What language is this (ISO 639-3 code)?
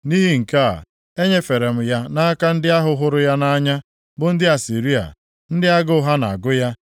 ibo